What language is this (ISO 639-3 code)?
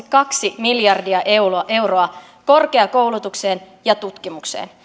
fin